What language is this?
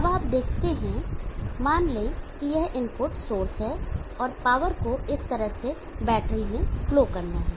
Hindi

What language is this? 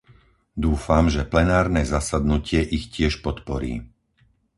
Slovak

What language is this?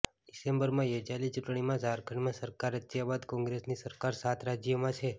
Gujarati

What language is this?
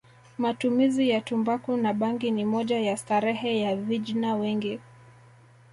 Swahili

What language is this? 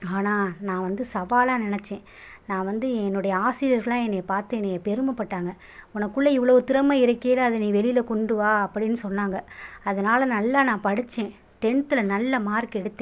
Tamil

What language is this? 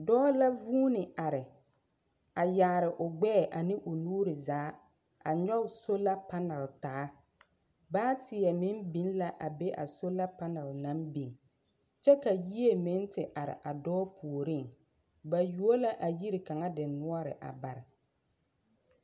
Southern Dagaare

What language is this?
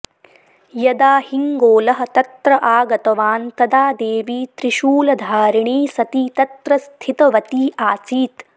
Sanskrit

